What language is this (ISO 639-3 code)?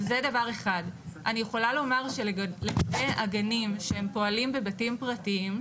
heb